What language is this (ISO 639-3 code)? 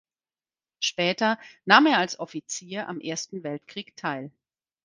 deu